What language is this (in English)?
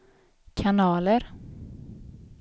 Swedish